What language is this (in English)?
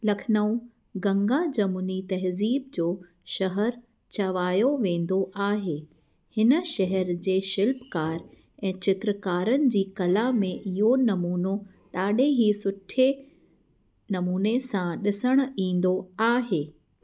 Sindhi